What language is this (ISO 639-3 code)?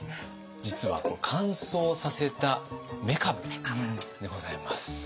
jpn